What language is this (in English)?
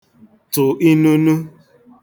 Igbo